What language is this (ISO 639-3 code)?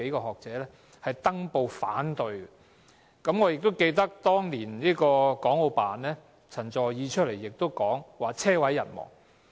yue